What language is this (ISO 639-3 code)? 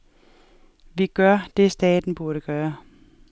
dan